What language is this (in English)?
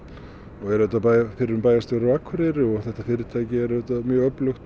Icelandic